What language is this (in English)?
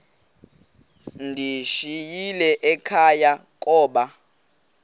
Xhosa